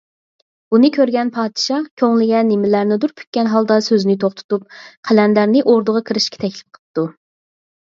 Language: Uyghur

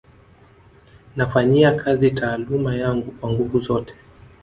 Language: Swahili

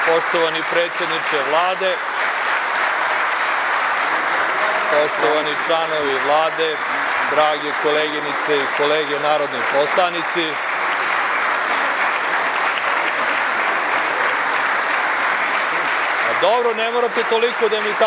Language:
Serbian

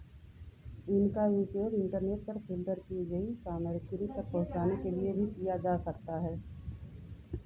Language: Hindi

